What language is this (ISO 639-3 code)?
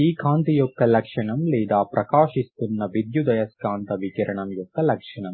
tel